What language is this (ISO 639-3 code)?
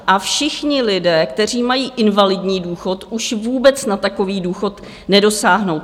ces